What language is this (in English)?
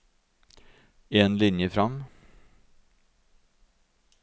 Norwegian